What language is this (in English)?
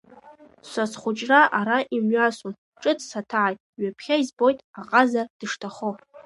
Abkhazian